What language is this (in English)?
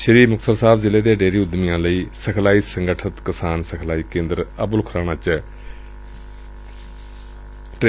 Punjabi